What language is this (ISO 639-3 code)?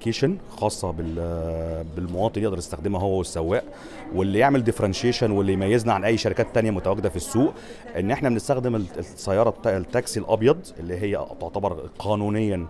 ara